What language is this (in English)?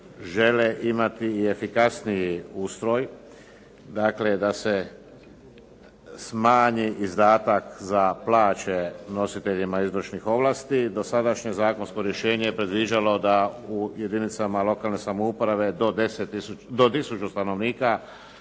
Croatian